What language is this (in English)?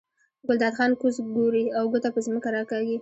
Pashto